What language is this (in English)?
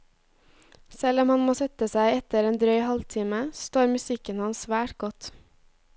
Norwegian